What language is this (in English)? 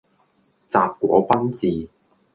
Cantonese